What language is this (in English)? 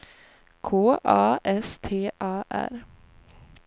Swedish